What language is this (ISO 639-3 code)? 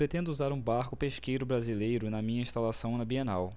por